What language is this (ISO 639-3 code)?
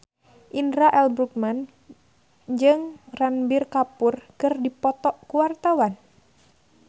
sun